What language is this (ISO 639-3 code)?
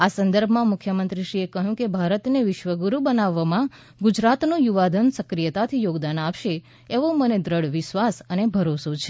guj